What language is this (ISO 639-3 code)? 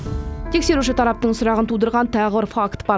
kaz